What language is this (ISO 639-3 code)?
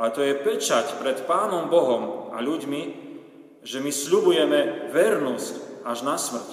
slk